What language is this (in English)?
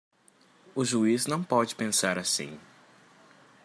Portuguese